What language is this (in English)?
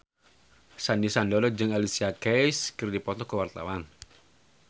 Sundanese